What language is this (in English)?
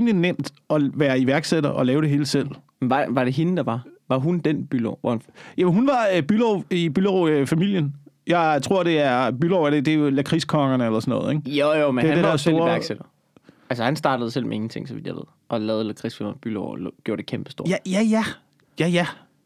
Danish